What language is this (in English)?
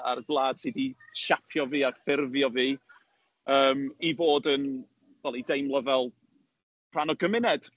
Welsh